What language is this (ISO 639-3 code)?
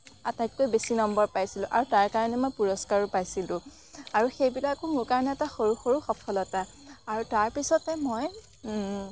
asm